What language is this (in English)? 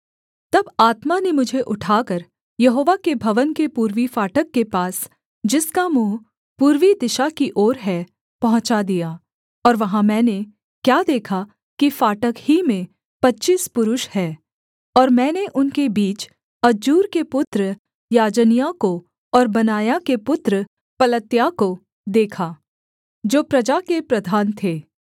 Hindi